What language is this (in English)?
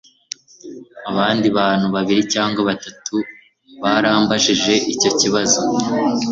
Kinyarwanda